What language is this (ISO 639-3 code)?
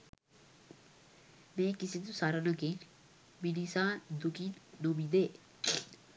sin